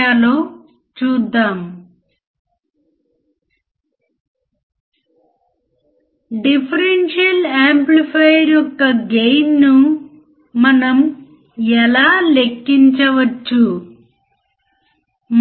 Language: Telugu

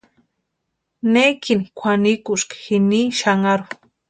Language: Western Highland Purepecha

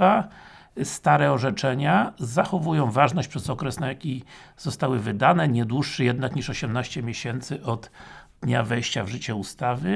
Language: Polish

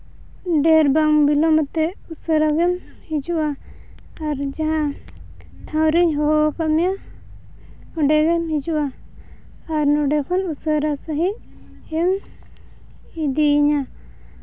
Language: Santali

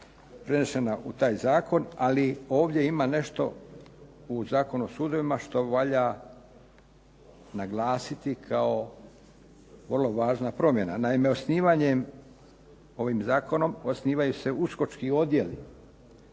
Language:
Croatian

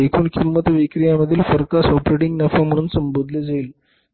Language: Marathi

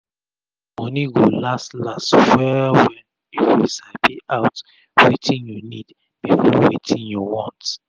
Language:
Nigerian Pidgin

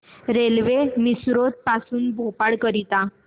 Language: Marathi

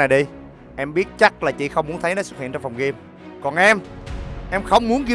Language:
Vietnamese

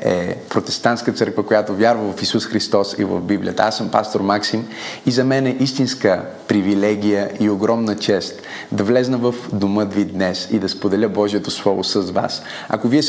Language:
Bulgarian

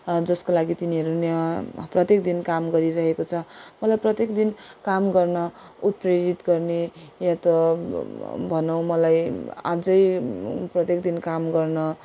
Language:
Nepali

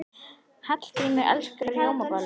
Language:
Icelandic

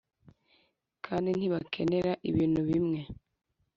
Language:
Kinyarwanda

